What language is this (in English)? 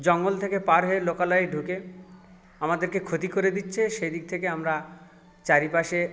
Bangla